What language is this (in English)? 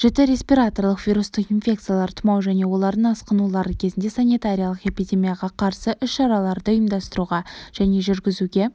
Kazakh